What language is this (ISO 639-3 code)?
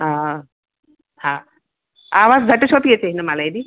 snd